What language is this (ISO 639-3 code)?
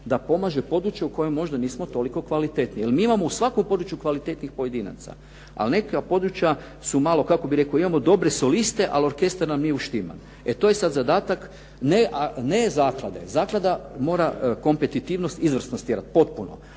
hrv